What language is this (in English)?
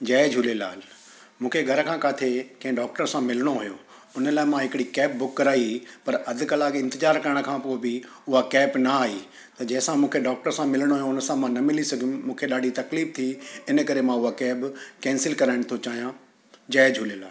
Sindhi